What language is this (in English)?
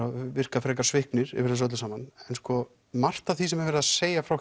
Icelandic